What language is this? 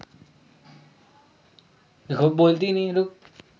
Magahi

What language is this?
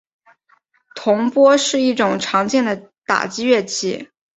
Chinese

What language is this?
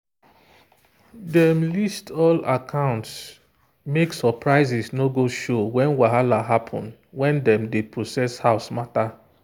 Nigerian Pidgin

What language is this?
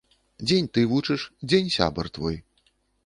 Belarusian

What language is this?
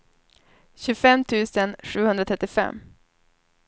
Swedish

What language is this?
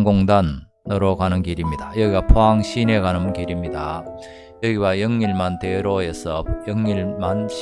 Korean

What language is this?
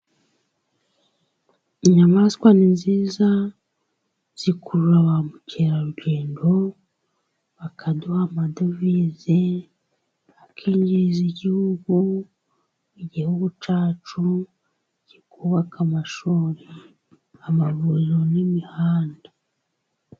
Kinyarwanda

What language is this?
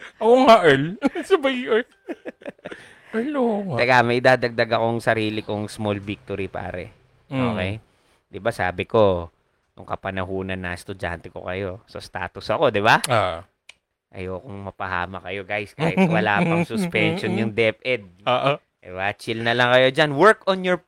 Filipino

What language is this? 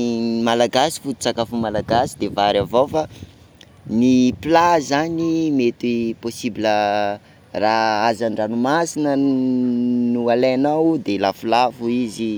Sakalava Malagasy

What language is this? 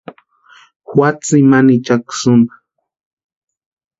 Western Highland Purepecha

